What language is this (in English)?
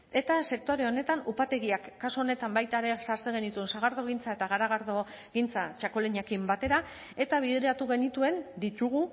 Basque